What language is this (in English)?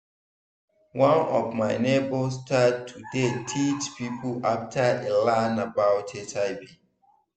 Nigerian Pidgin